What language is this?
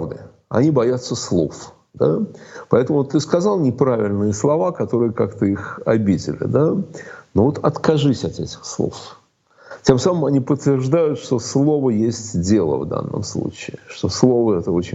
Russian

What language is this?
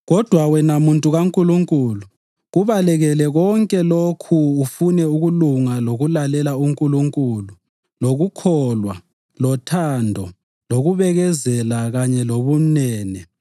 North Ndebele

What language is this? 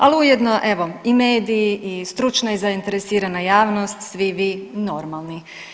Croatian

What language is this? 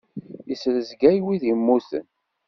Kabyle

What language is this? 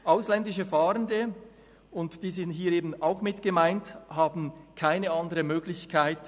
Swiss German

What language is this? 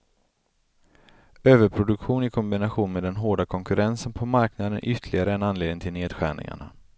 Swedish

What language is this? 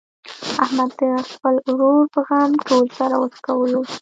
Pashto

